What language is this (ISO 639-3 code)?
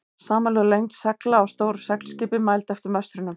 isl